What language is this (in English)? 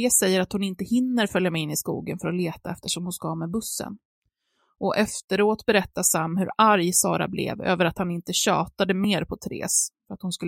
Swedish